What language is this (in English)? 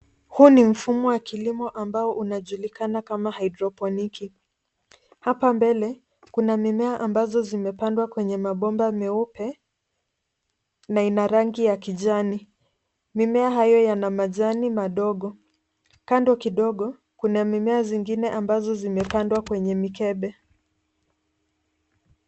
Swahili